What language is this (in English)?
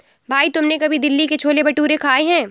Hindi